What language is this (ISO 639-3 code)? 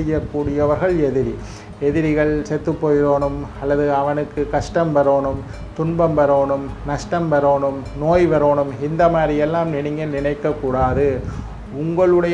ind